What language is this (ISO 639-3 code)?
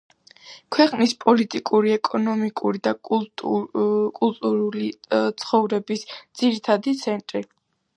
kat